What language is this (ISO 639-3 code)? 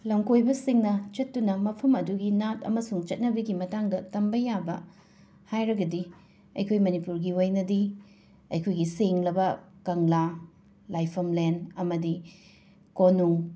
mni